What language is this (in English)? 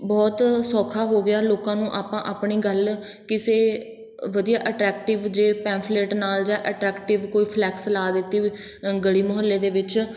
Punjabi